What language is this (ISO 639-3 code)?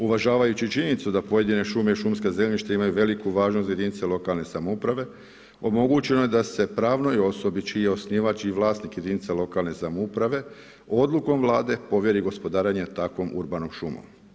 hrv